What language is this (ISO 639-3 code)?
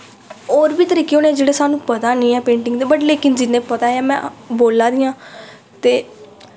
doi